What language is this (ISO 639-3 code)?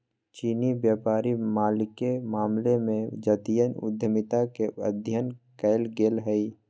mag